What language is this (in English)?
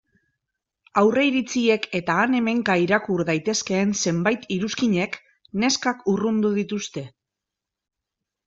Basque